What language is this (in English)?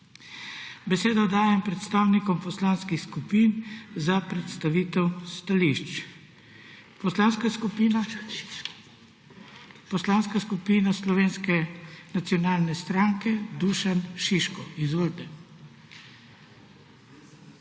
Slovenian